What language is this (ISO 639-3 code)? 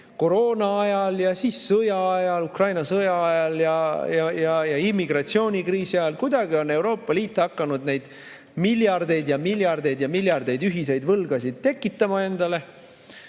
est